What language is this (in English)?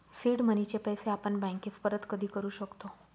Marathi